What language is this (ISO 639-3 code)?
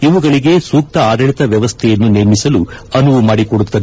kan